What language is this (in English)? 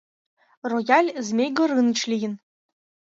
Mari